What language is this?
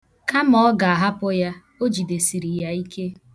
Igbo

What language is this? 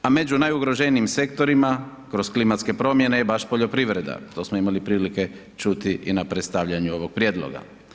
Croatian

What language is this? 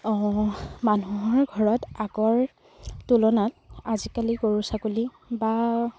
Assamese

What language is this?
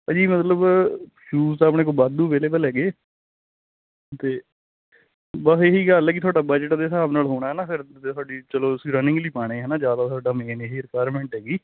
Punjabi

